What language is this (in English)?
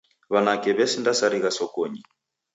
Taita